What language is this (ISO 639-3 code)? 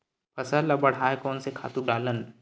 hne